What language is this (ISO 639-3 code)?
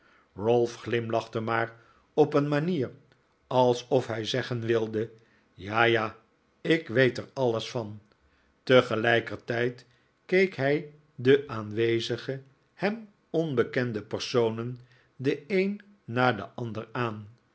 nld